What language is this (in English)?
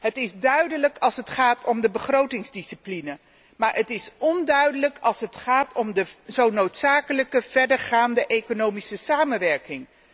Dutch